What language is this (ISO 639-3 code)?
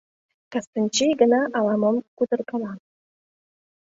chm